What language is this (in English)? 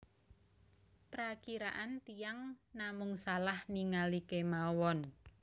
Javanese